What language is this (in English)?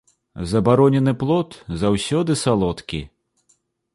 Belarusian